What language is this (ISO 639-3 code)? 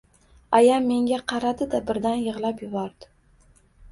uzb